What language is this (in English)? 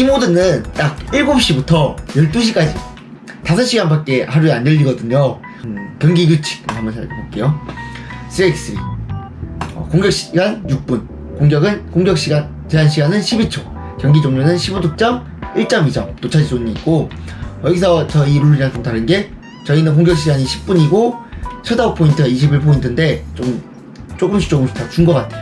Korean